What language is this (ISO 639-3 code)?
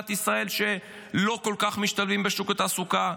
heb